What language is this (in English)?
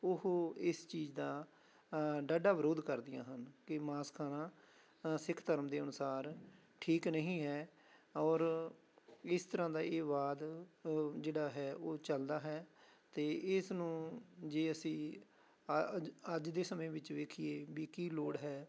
Punjabi